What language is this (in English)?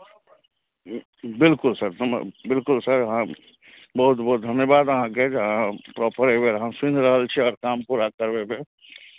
Maithili